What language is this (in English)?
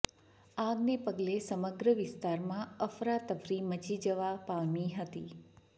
Gujarati